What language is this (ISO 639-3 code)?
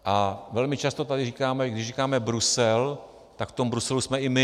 ces